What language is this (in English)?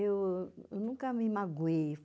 Portuguese